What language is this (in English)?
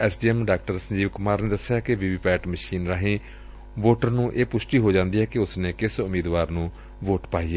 Punjabi